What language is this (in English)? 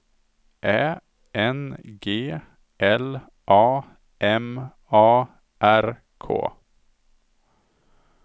Swedish